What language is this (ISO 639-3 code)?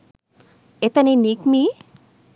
sin